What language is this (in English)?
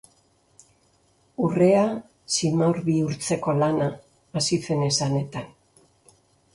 Basque